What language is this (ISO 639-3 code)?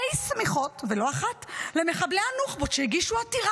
heb